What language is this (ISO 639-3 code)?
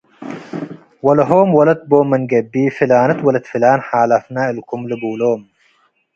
tig